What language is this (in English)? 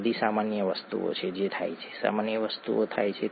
Gujarati